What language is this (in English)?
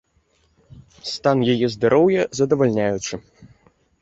Belarusian